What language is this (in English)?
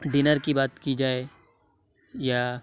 Urdu